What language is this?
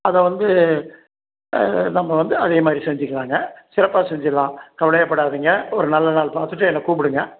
Tamil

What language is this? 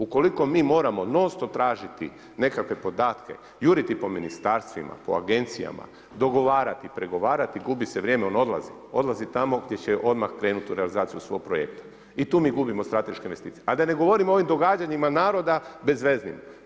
Croatian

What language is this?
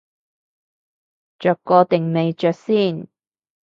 Cantonese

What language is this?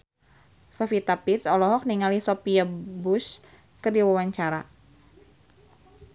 Sundanese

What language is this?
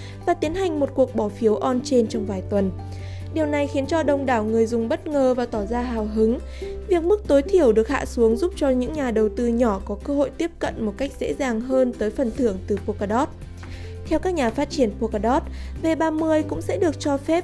Vietnamese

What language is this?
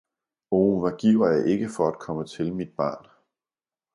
Danish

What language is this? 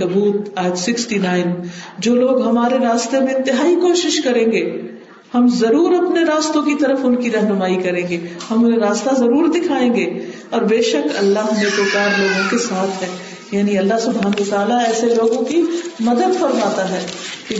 Urdu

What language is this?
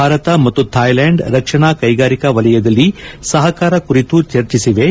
Kannada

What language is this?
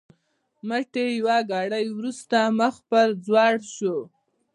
Pashto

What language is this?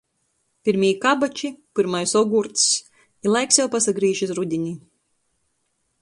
Latgalian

